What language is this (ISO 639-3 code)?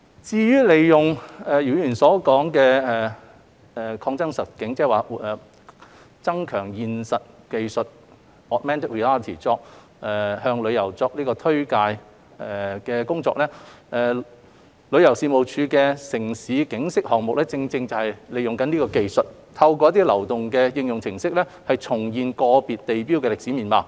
yue